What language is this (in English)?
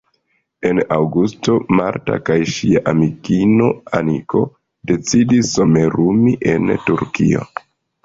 Esperanto